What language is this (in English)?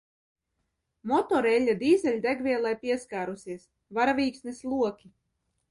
Latvian